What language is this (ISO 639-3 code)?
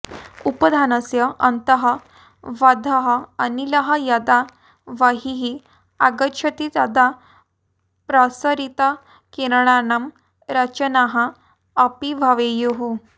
san